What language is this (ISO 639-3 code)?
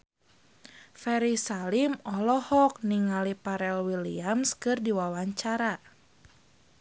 sun